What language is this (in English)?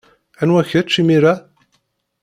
Kabyle